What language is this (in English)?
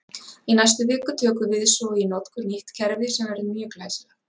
Icelandic